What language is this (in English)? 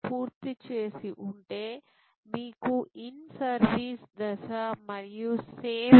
Telugu